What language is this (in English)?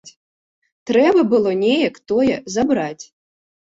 Belarusian